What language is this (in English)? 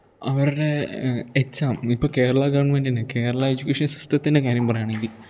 Malayalam